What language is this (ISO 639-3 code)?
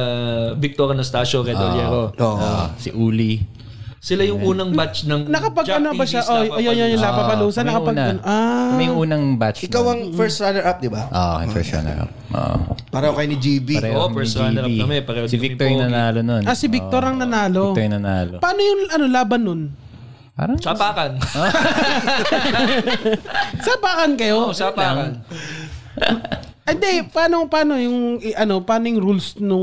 fil